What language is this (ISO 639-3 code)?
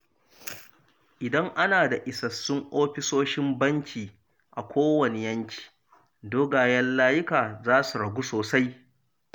hau